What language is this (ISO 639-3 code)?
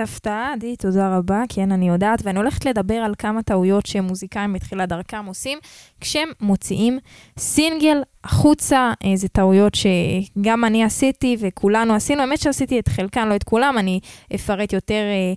heb